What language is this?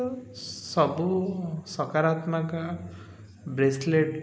Odia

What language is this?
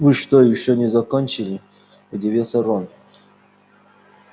Russian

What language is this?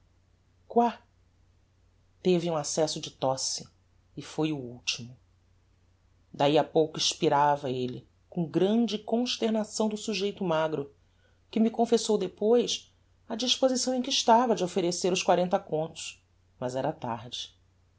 Portuguese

